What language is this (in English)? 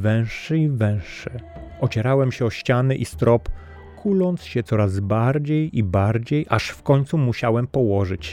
Polish